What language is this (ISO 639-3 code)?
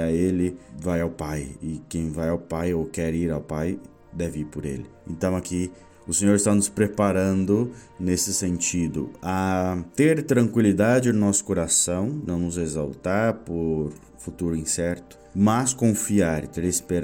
por